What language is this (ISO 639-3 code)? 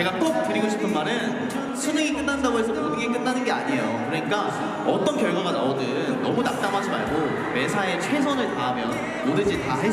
kor